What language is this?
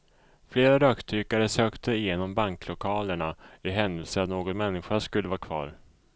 Swedish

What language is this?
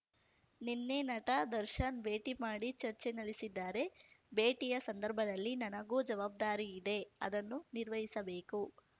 Kannada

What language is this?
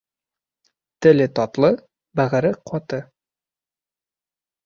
Bashkir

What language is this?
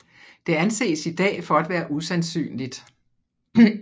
Danish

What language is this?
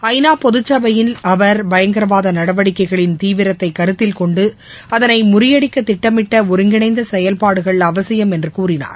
Tamil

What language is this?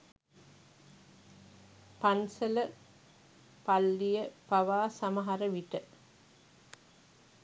Sinhala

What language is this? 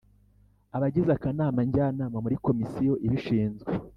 Kinyarwanda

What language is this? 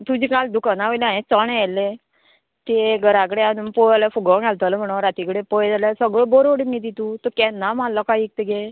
Konkani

